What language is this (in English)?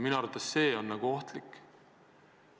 Estonian